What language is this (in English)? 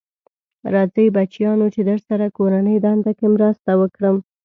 Pashto